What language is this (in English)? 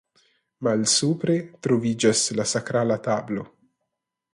Esperanto